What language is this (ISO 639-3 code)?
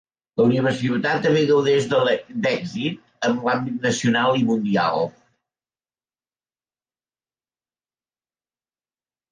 cat